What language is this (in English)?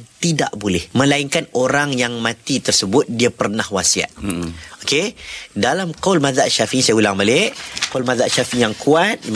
Malay